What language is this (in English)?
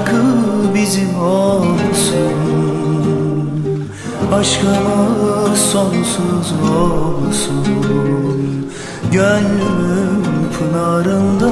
Turkish